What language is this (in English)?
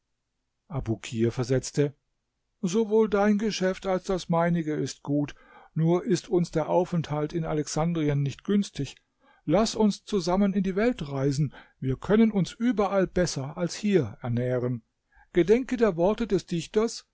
German